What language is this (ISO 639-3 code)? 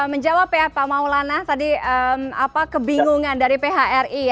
ind